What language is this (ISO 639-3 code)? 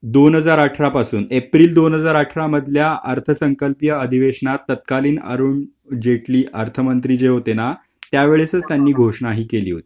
mar